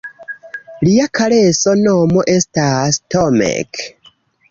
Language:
Esperanto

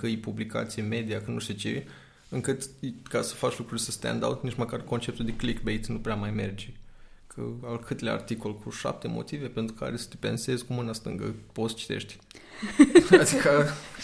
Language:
Romanian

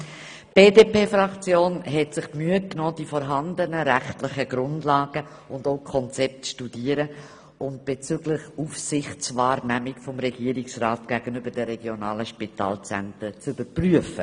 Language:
Swiss German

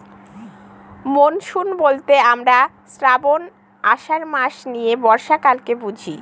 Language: Bangla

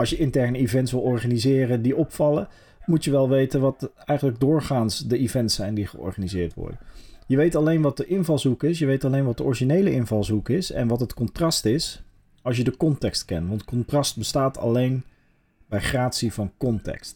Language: Dutch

